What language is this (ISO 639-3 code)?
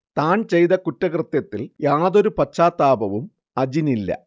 mal